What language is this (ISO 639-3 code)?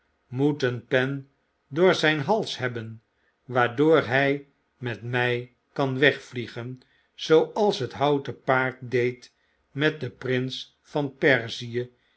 nld